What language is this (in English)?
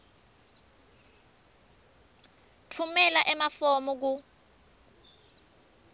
Swati